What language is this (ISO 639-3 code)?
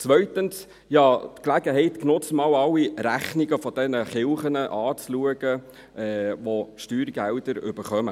gsw